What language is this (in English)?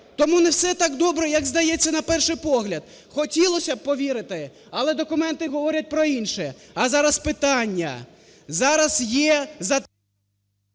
Ukrainian